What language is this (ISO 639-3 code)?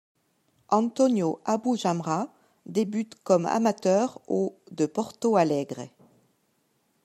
fra